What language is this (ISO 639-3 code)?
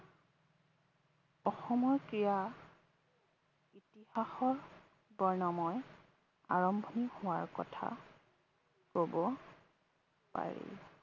asm